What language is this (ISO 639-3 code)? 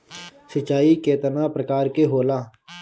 bho